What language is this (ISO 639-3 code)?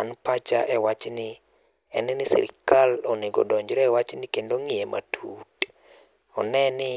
luo